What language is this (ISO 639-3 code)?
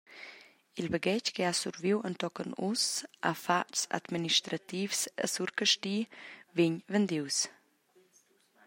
roh